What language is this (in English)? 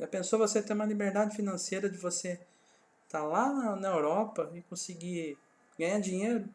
Portuguese